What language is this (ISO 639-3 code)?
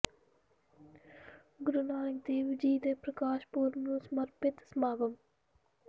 pan